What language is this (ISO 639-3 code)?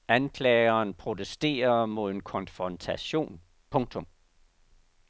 dan